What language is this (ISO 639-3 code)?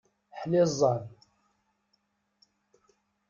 kab